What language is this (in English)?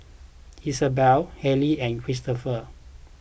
English